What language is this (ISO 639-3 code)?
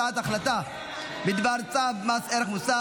heb